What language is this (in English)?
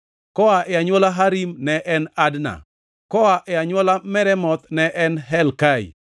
Luo (Kenya and Tanzania)